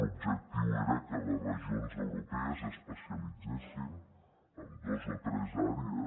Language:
Catalan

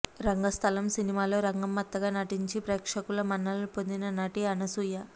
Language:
Telugu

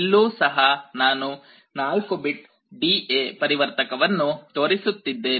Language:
Kannada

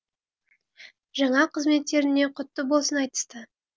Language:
Kazakh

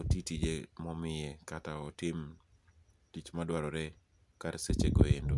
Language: Luo (Kenya and Tanzania)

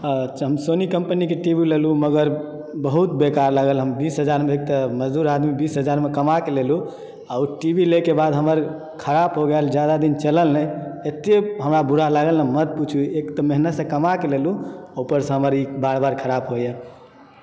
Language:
Maithili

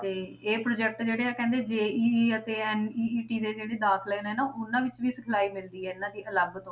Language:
Punjabi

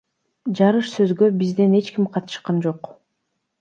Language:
Kyrgyz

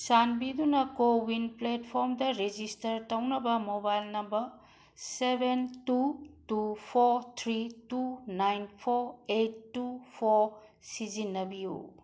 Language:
Manipuri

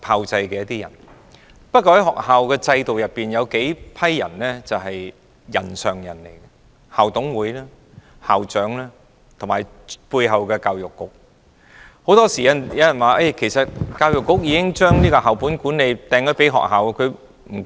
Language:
Cantonese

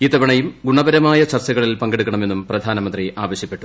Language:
Malayalam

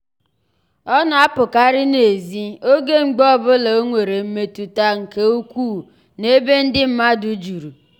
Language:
Igbo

